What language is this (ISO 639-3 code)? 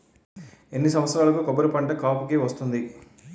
tel